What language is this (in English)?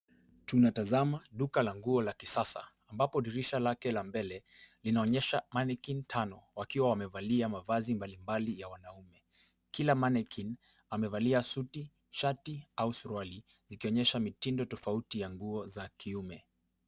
Swahili